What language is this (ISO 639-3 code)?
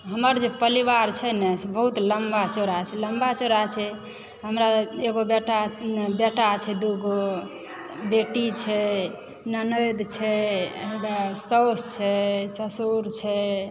mai